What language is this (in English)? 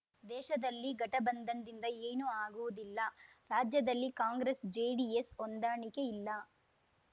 Kannada